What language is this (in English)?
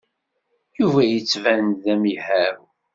Kabyle